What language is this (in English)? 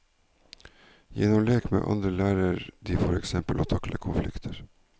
Norwegian